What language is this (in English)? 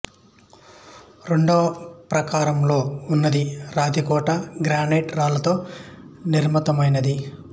Telugu